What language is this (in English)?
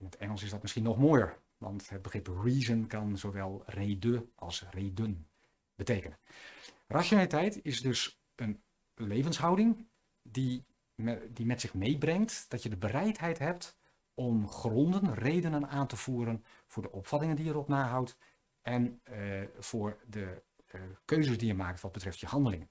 Dutch